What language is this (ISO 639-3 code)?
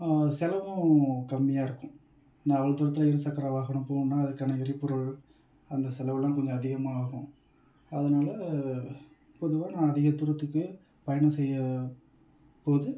tam